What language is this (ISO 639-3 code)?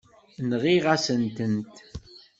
kab